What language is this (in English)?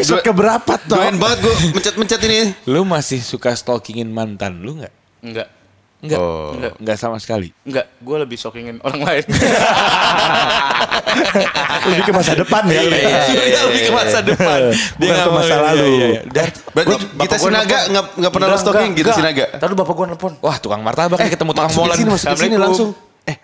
Indonesian